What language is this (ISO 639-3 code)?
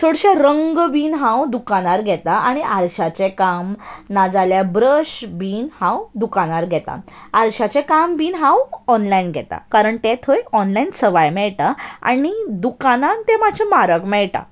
kok